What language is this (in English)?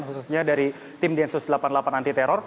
Indonesian